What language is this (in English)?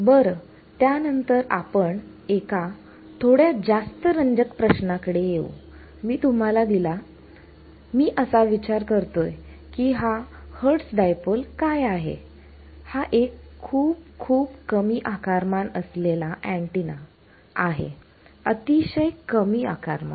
Marathi